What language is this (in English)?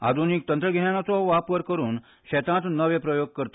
Konkani